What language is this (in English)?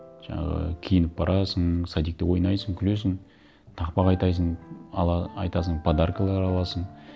Kazakh